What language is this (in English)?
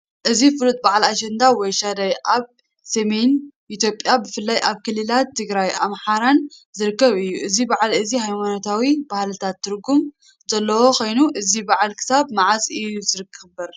Tigrinya